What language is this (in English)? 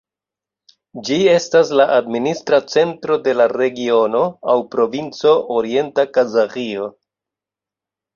Esperanto